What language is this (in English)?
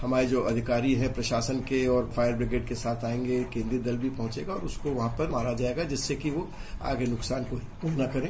Hindi